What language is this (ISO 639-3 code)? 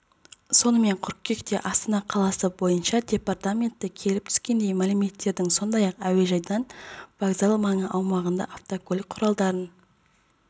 kaz